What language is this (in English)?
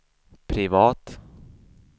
Swedish